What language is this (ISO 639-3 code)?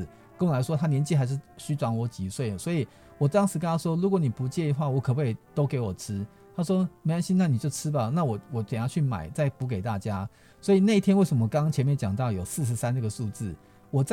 zho